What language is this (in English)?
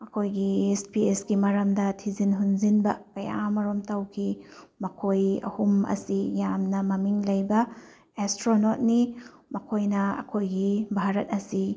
Manipuri